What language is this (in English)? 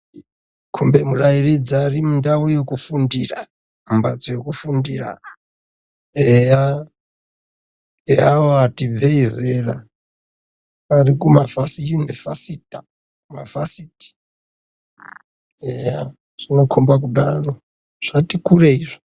Ndau